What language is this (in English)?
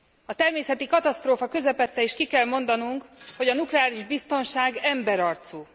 Hungarian